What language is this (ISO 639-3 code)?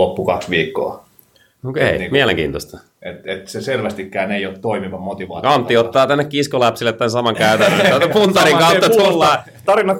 fin